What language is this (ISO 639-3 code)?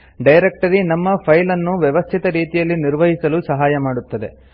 kan